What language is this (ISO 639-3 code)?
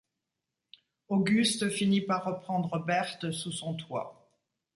fra